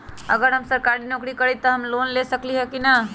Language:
Magahi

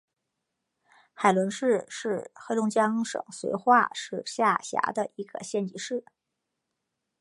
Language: Chinese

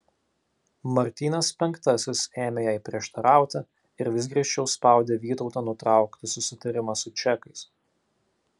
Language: Lithuanian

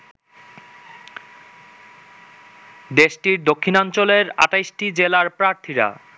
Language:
Bangla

